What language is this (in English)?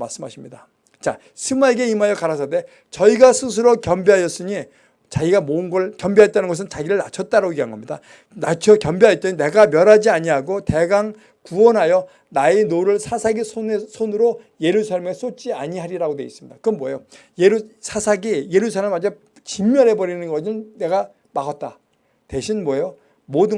Korean